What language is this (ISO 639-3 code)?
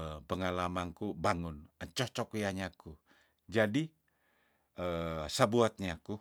tdn